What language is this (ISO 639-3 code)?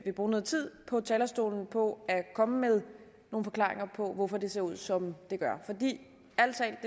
dan